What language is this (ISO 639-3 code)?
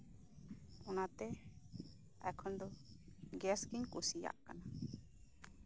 sat